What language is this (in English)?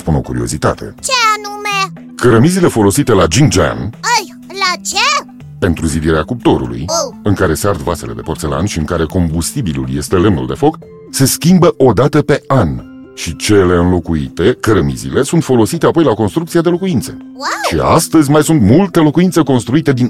Romanian